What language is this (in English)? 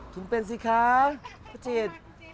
Thai